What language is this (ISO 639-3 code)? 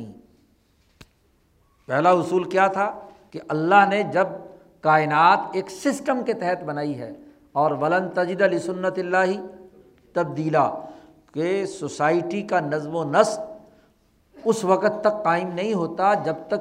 urd